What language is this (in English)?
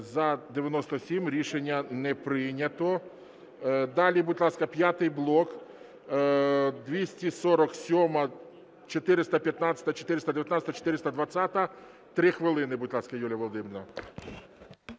Ukrainian